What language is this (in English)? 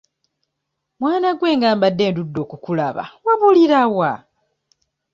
Ganda